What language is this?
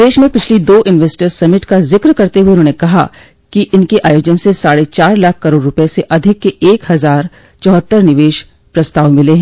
Hindi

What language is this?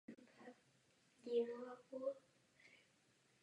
Czech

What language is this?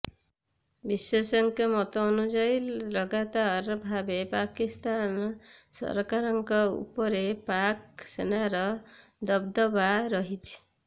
Odia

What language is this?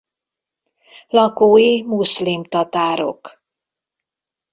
Hungarian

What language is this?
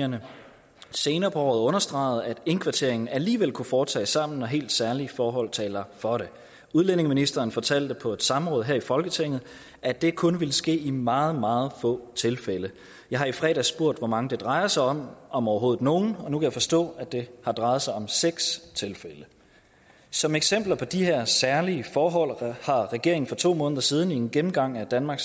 Danish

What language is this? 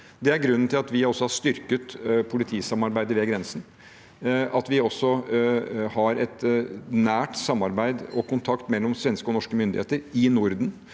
Norwegian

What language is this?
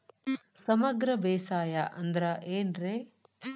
Kannada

